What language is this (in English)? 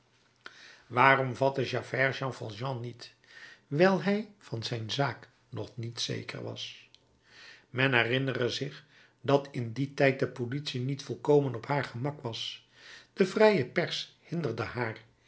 Dutch